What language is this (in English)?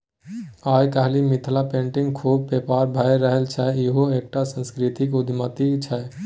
Maithili